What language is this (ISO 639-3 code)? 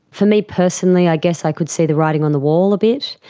eng